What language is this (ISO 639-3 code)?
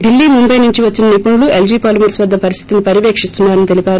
tel